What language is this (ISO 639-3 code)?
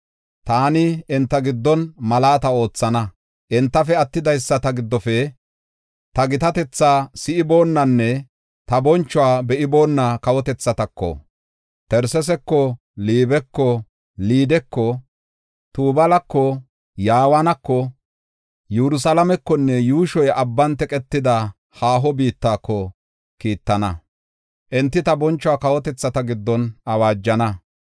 gof